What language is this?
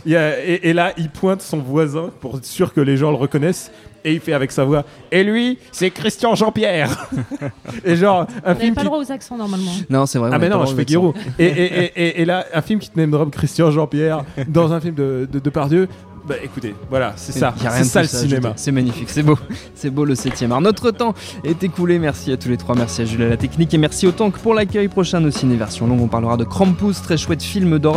French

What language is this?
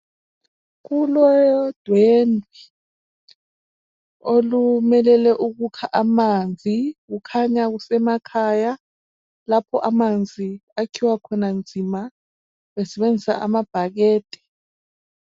North Ndebele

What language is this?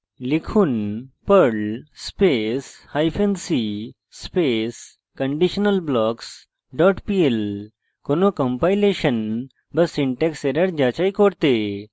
Bangla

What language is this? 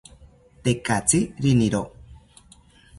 South Ucayali Ashéninka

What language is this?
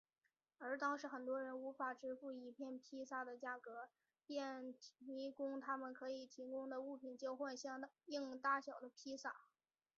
Chinese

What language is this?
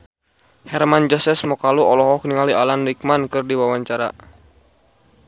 Sundanese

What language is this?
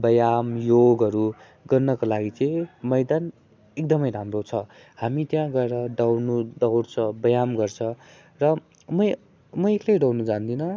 Nepali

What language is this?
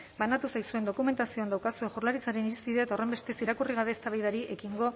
Basque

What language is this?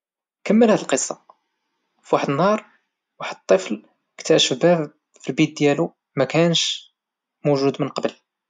Moroccan Arabic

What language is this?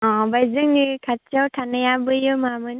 Bodo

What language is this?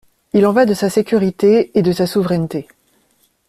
French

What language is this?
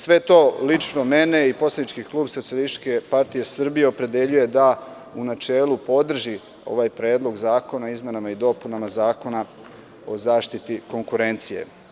Serbian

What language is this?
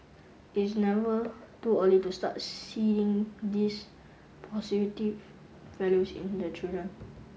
English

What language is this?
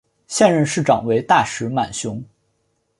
Chinese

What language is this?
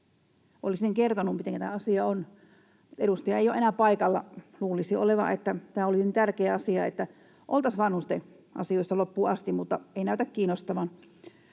Finnish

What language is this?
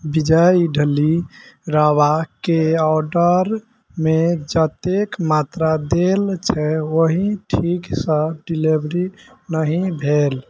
Maithili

